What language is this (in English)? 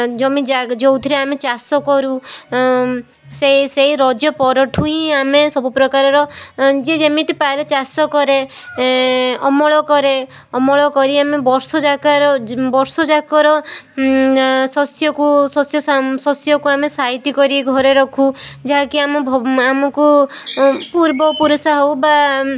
Odia